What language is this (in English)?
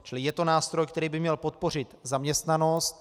Czech